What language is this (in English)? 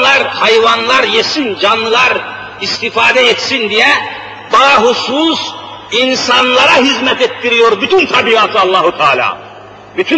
Turkish